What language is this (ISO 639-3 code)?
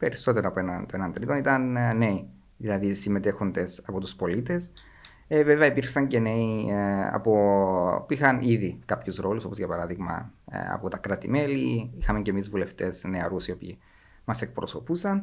ell